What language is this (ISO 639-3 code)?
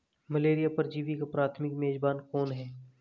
hin